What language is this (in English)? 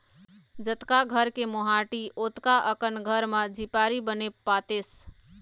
Chhattisgarhi